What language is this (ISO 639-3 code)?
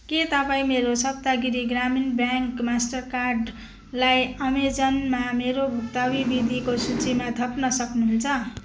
nep